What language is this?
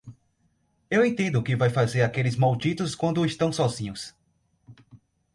Portuguese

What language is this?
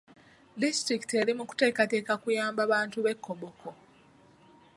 Ganda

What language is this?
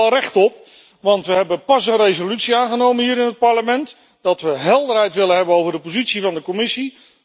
Dutch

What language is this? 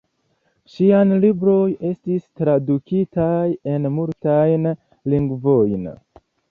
Esperanto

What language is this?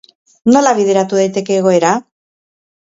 Basque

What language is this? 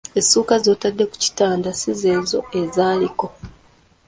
Ganda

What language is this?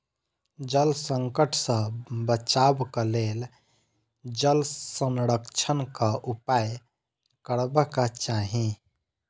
Maithili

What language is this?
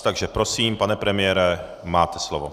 Czech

